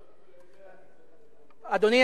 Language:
Hebrew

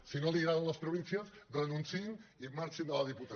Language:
Catalan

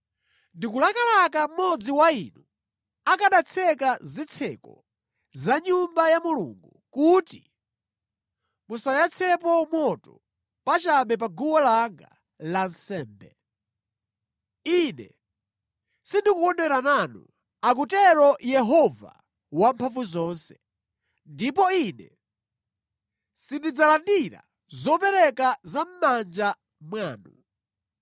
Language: Nyanja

